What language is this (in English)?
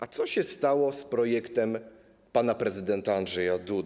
Polish